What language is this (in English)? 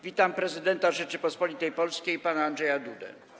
Polish